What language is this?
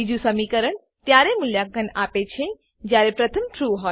Gujarati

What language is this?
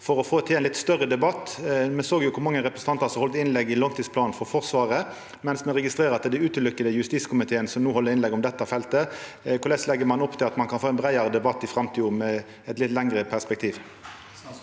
Norwegian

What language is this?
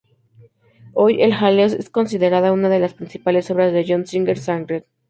Spanish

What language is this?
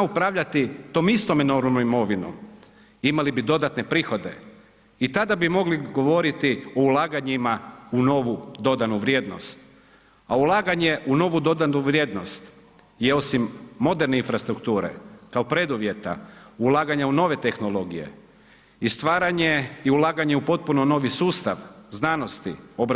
Croatian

